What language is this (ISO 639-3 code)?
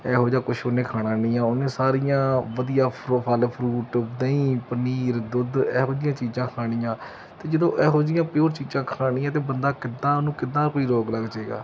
pan